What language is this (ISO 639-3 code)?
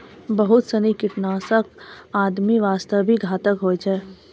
mai